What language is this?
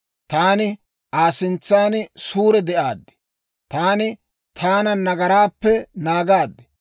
Dawro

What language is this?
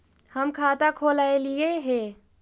Magahi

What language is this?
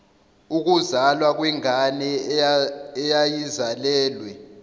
Zulu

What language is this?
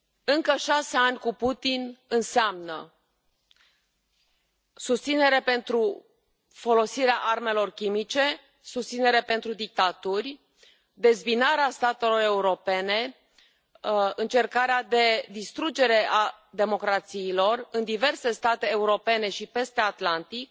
Romanian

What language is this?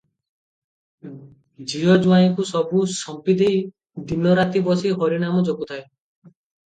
Odia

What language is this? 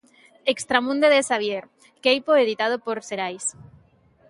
Galician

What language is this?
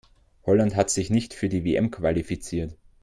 German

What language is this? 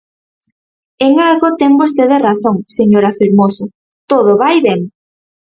Galician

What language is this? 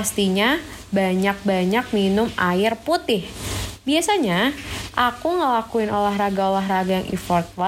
Indonesian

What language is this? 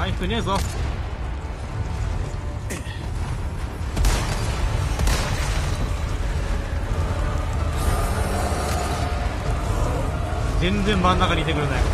Japanese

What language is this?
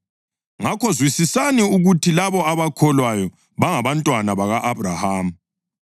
North Ndebele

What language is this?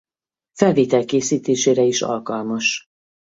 Hungarian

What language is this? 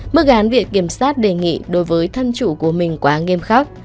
Vietnamese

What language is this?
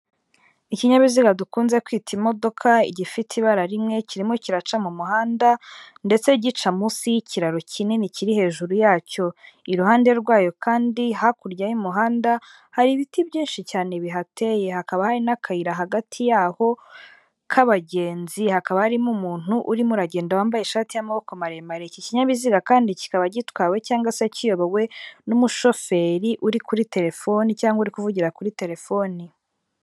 Kinyarwanda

